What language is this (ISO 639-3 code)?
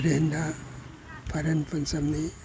mni